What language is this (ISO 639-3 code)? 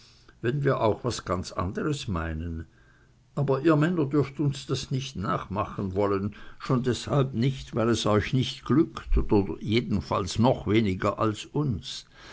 deu